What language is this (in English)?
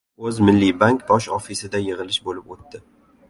Uzbek